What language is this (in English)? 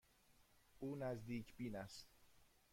Persian